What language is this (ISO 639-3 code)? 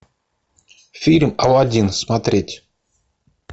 rus